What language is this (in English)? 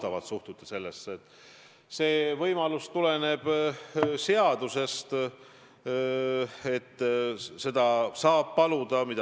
Estonian